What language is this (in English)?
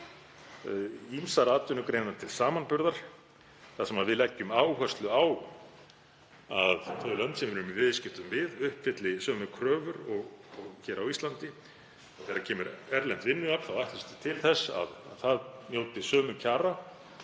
Icelandic